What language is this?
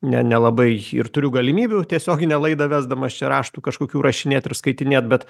Lithuanian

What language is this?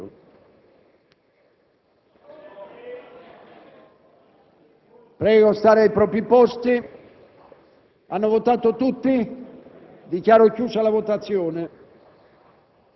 Italian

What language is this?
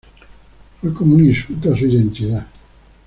Spanish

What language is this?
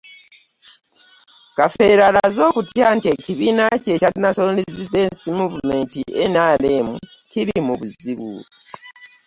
Ganda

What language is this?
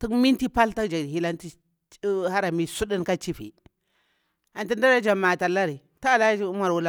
Bura-Pabir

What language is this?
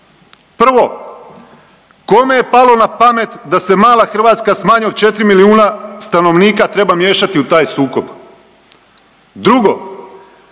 Croatian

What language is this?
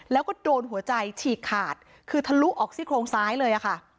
Thai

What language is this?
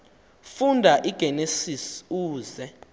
Xhosa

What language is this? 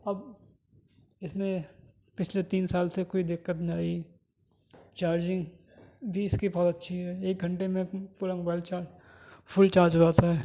Urdu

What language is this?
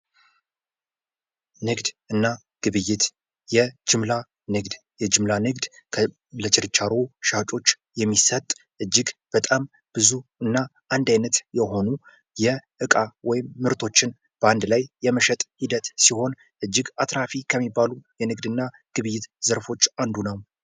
Amharic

